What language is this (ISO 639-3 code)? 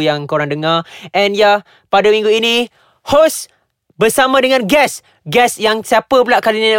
msa